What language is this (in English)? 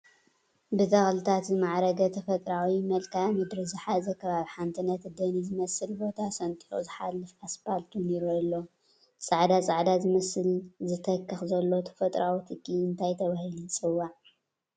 Tigrinya